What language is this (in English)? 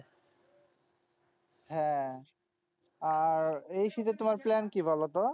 Bangla